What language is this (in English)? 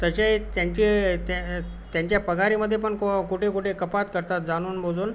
Marathi